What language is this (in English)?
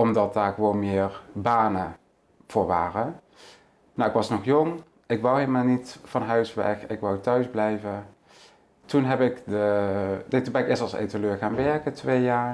Dutch